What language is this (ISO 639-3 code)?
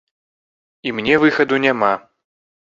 bel